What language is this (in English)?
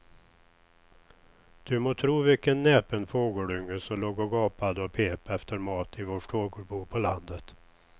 Swedish